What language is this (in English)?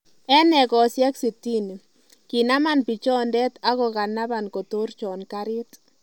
Kalenjin